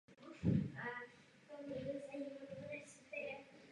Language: Czech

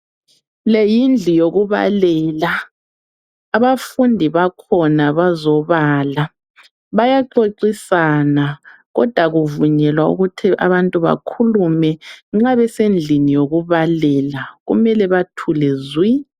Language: North Ndebele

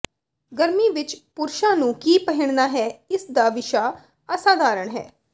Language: Punjabi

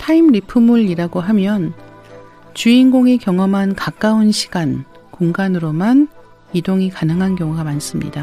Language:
Korean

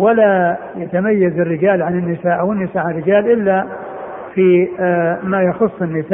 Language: Arabic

